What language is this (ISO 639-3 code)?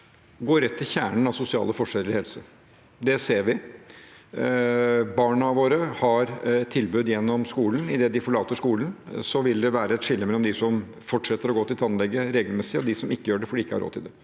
nor